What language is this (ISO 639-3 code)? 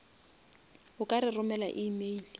nso